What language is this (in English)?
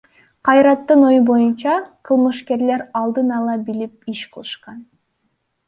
Kyrgyz